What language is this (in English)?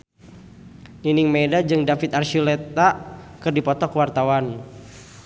Sundanese